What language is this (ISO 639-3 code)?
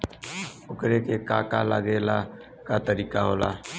bho